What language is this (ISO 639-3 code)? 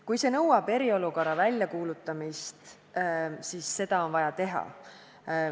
est